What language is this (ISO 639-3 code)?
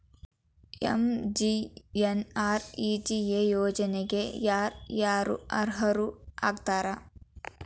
kan